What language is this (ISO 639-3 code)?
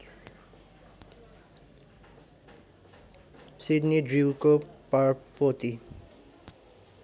nep